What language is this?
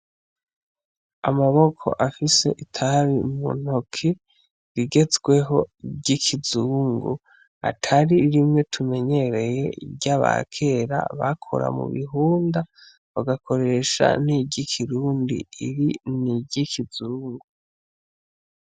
Rundi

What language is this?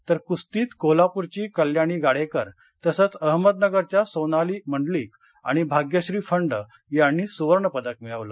Marathi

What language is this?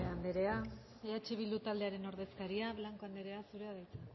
Basque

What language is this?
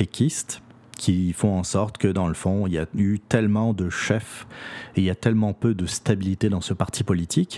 French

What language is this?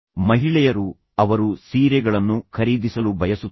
Kannada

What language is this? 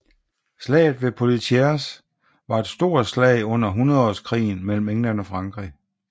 Danish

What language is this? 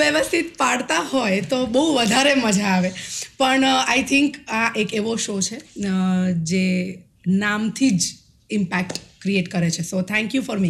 Gujarati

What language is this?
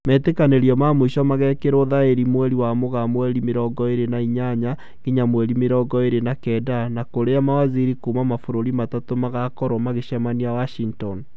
Kikuyu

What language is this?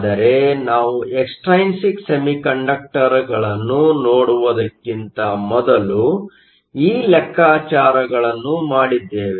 Kannada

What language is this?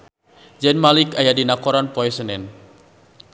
Sundanese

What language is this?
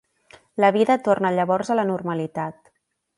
Catalan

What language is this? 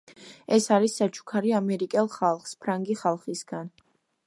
Georgian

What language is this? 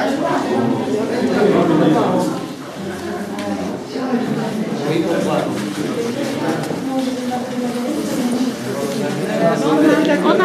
Polish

